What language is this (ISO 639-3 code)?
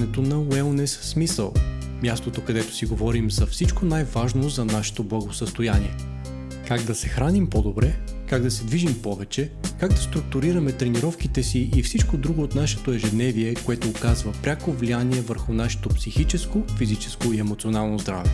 bul